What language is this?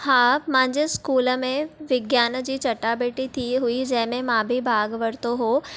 Sindhi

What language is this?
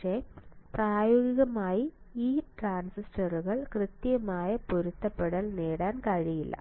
Malayalam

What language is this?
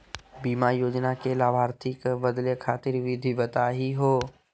Magahi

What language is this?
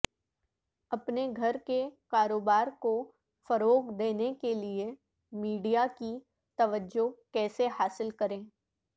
Urdu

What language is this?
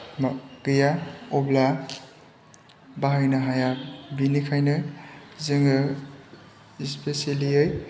Bodo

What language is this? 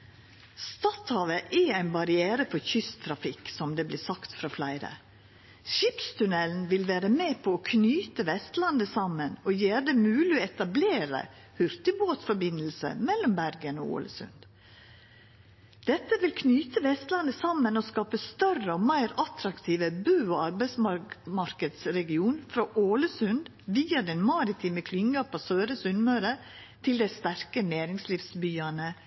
Norwegian Nynorsk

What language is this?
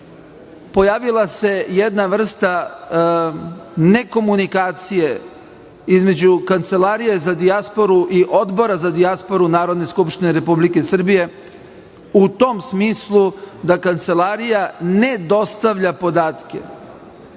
Serbian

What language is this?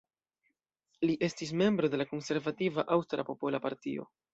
Esperanto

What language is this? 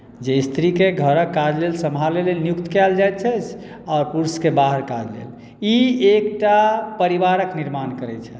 Maithili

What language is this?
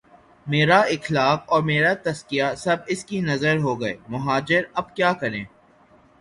Urdu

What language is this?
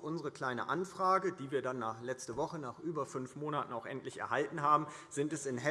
German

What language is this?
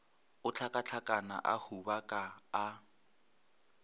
Northern Sotho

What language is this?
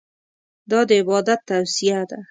Pashto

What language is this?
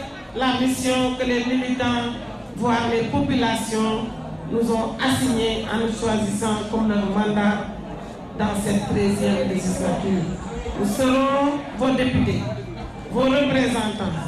French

